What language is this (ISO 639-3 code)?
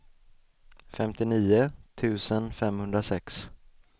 swe